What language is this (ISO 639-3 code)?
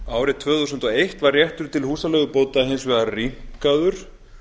isl